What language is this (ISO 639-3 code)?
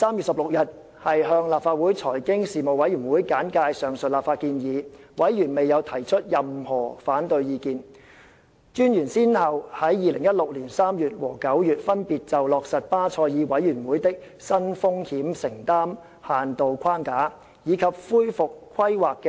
yue